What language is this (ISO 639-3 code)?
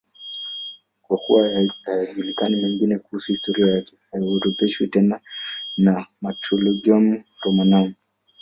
swa